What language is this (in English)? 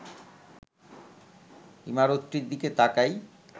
Bangla